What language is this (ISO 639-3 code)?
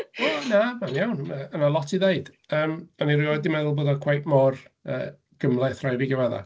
cym